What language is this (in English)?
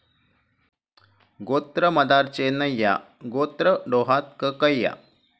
Marathi